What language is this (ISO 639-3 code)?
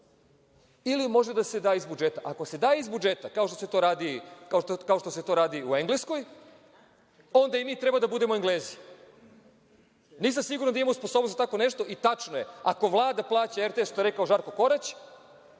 srp